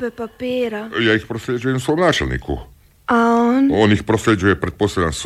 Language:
Croatian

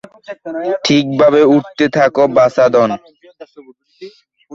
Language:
Bangla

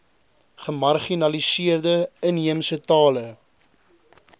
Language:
Afrikaans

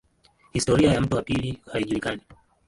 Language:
Swahili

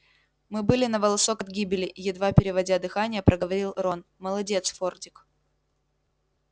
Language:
Russian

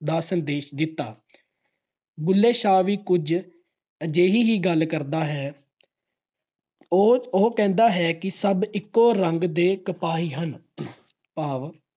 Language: Punjabi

